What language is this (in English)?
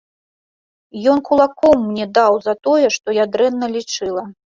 Belarusian